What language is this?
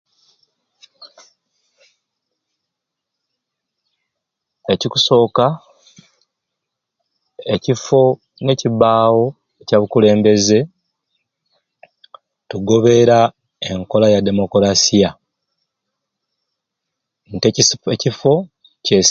Ruuli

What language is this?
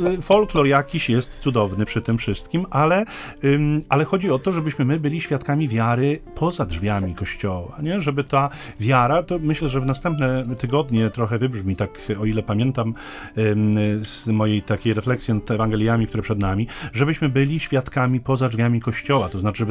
Polish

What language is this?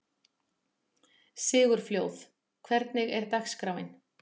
Icelandic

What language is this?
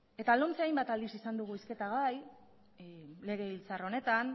Basque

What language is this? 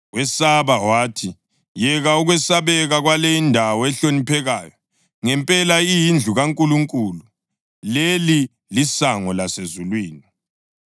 North Ndebele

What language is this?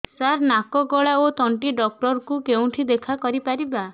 Odia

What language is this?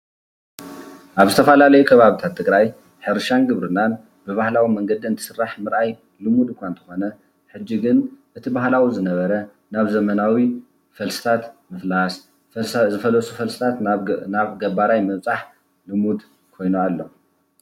Tigrinya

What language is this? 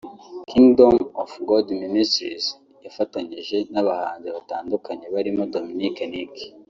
Kinyarwanda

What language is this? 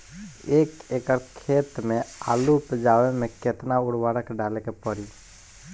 Bhojpuri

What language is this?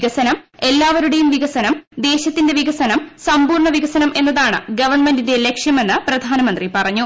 Malayalam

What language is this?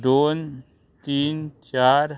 Konkani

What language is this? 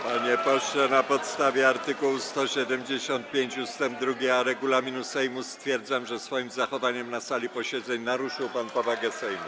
Polish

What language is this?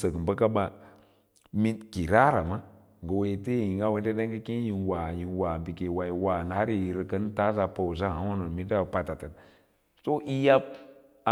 Lala-Roba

